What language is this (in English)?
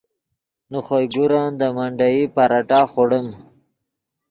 Yidgha